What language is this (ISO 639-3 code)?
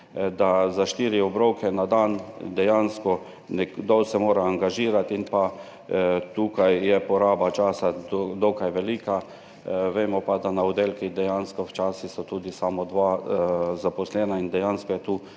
slv